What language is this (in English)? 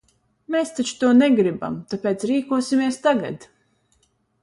Latvian